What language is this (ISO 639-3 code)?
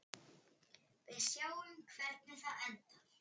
isl